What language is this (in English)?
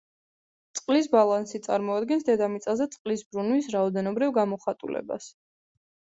Georgian